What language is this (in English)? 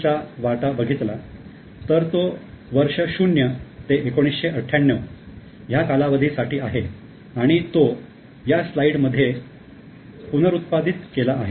Marathi